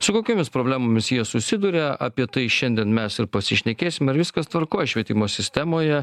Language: Lithuanian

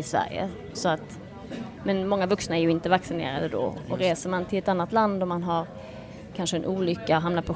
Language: Swedish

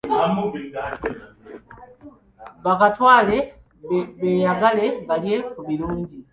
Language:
Ganda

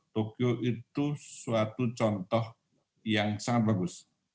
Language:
Indonesian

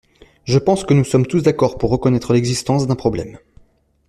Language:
French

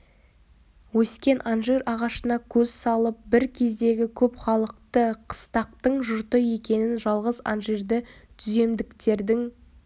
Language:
Kazakh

